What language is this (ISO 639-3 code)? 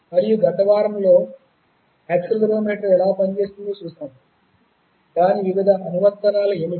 tel